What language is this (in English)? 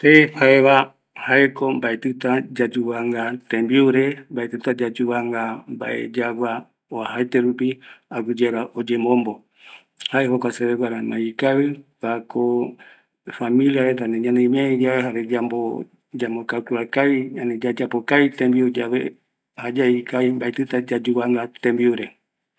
Eastern Bolivian Guaraní